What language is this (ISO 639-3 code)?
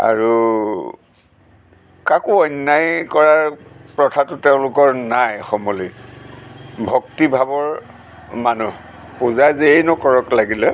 asm